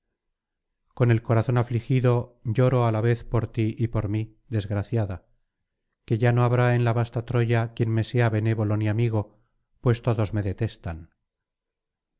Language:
Spanish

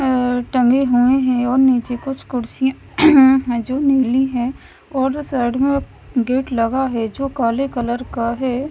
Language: Hindi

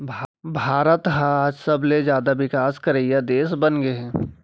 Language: Chhattisgarhi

